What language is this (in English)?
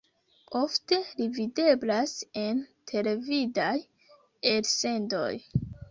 Esperanto